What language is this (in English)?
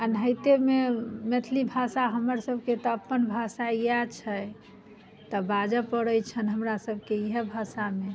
Maithili